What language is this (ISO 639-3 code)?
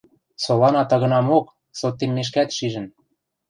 mrj